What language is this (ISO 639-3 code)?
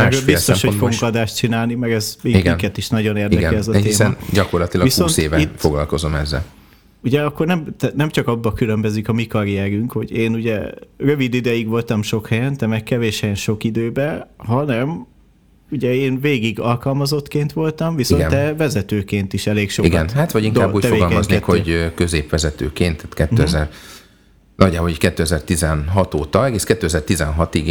hun